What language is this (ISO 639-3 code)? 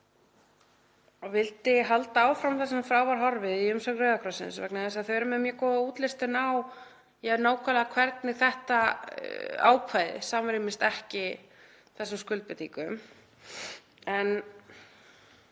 isl